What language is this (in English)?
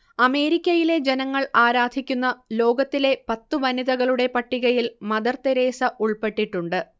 Malayalam